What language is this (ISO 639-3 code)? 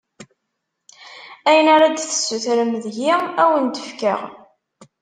kab